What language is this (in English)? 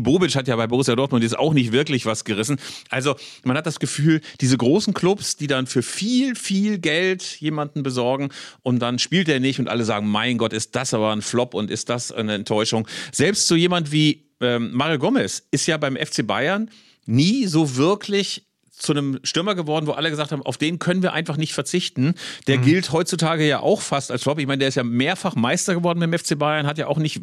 German